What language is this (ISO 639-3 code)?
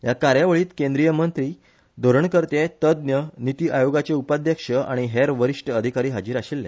kok